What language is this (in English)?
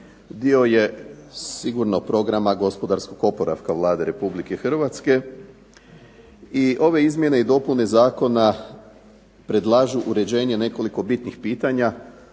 Croatian